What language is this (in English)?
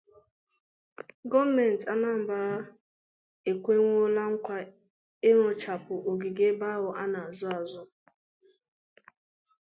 Igbo